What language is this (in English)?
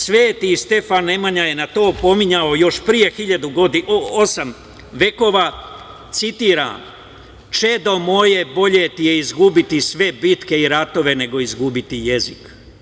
Serbian